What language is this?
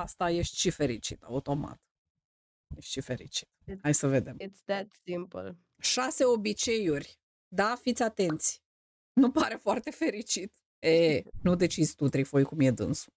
Romanian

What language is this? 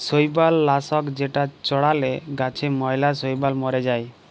Bangla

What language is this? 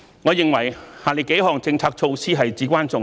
Cantonese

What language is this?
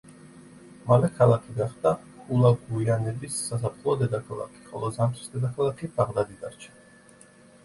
Georgian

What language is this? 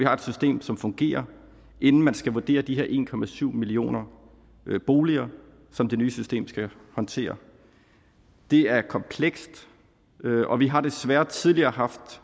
Danish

